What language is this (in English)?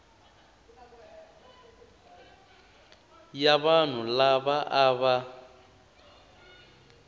Tsonga